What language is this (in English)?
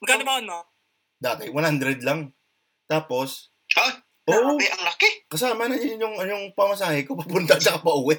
Filipino